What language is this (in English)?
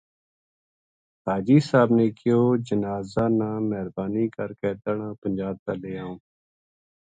Gujari